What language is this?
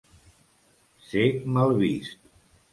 Catalan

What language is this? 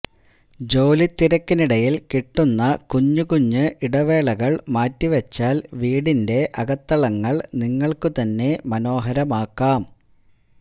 Malayalam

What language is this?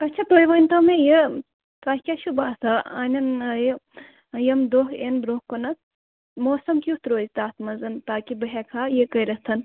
Kashmiri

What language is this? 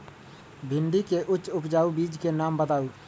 Magahi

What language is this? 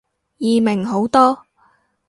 Cantonese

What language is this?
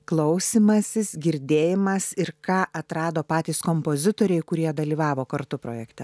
Lithuanian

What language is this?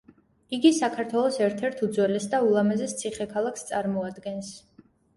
Georgian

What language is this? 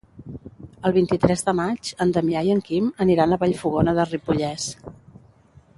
Catalan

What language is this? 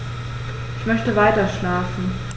German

